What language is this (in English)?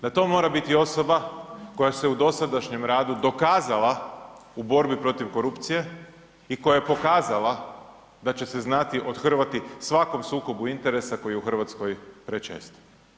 Croatian